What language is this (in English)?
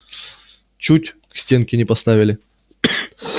Russian